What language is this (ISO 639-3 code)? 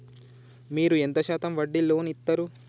tel